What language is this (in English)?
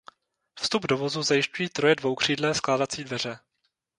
Czech